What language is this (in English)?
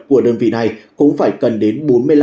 Vietnamese